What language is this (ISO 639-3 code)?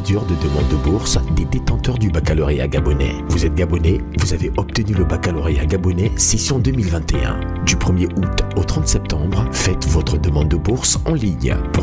fra